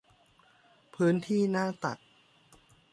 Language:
Thai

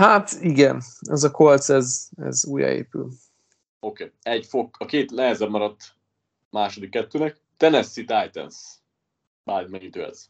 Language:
Hungarian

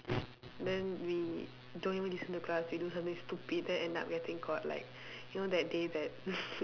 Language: English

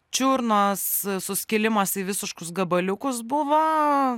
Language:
Lithuanian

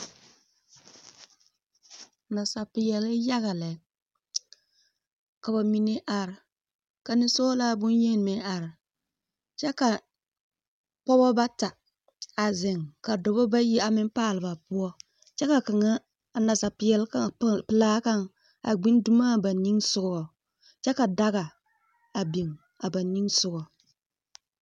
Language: Southern Dagaare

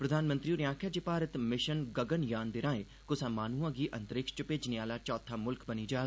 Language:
Dogri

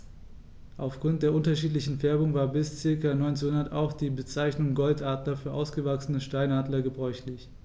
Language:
German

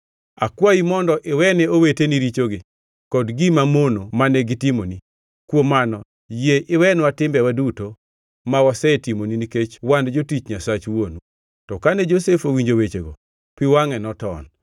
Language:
Luo (Kenya and Tanzania)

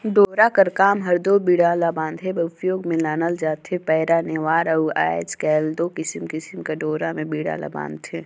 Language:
Chhattisgarhi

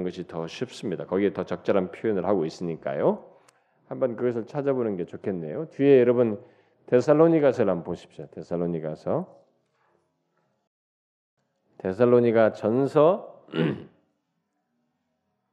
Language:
Korean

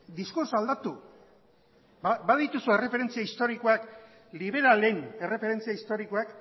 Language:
Basque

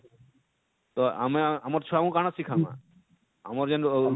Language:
Odia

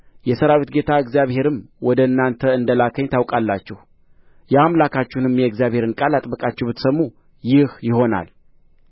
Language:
Amharic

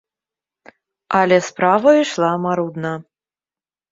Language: Belarusian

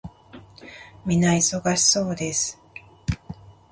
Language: Japanese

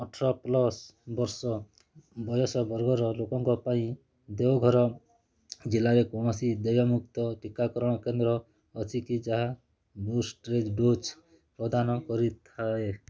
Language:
Odia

